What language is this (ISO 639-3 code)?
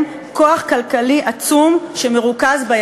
heb